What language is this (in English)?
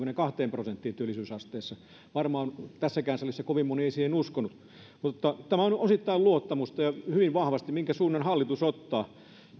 Finnish